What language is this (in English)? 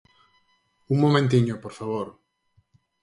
Galician